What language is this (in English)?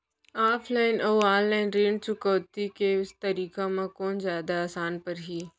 Chhattisgarhi